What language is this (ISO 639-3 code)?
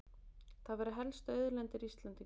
isl